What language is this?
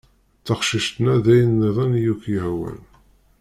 Kabyle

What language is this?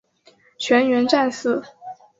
Chinese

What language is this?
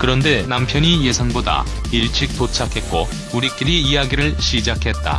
Korean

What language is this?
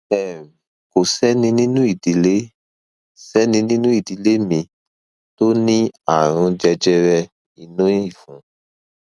Yoruba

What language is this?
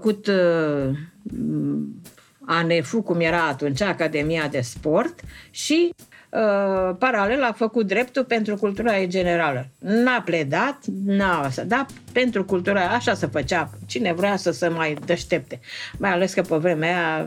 Romanian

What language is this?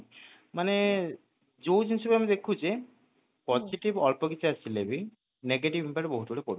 Odia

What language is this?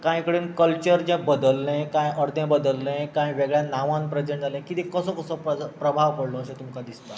Konkani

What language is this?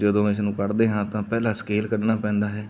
Punjabi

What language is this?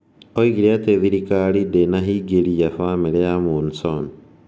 Kikuyu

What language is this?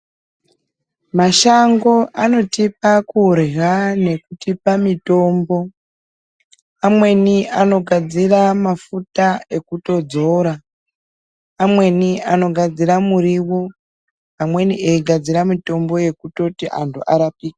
Ndau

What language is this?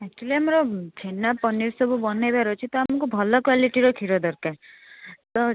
Odia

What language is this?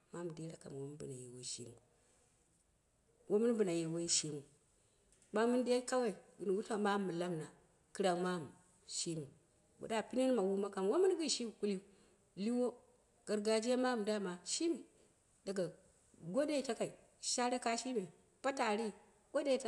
Dera (Nigeria)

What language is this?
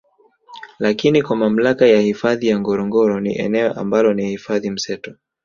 Swahili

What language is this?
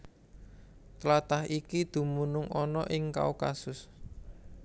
Javanese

